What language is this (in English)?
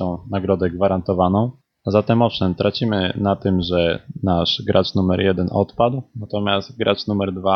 Polish